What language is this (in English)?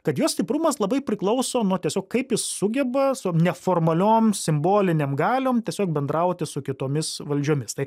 Lithuanian